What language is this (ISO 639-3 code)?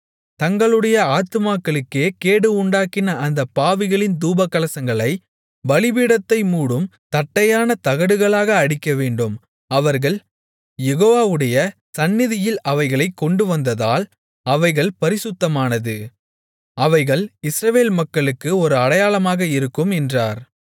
tam